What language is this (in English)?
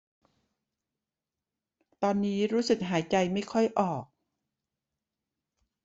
Thai